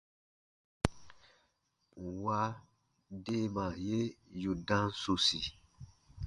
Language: Baatonum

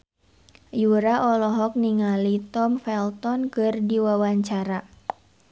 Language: Sundanese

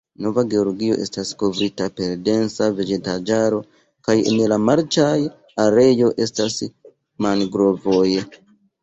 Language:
Esperanto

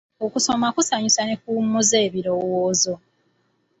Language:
Ganda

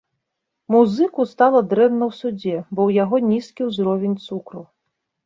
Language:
Belarusian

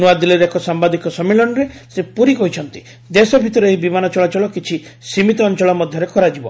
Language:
Odia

